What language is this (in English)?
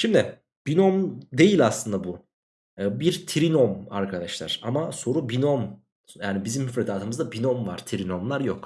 Turkish